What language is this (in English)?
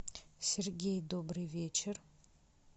Russian